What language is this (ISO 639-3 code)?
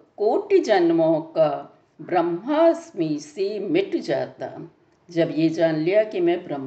hin